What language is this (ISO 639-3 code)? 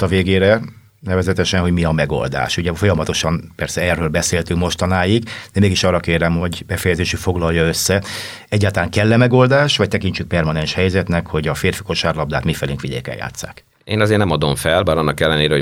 hun